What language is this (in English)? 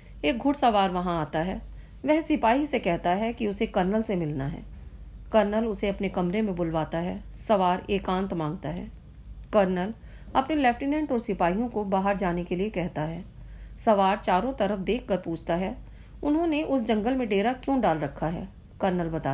Hindi